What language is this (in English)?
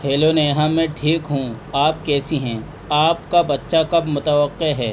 Urdu